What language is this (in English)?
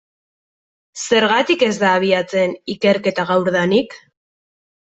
Basque